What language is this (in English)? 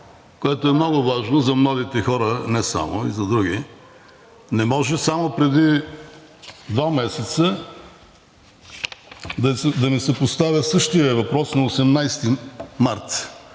Bulgarian